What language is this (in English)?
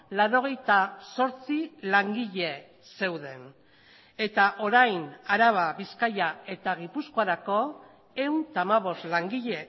Basque